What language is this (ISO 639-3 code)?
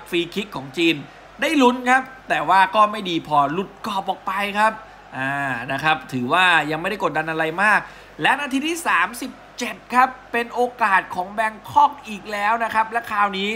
tha